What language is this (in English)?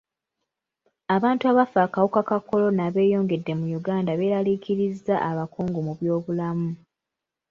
Ganda